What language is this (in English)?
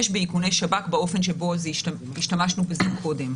Hebrew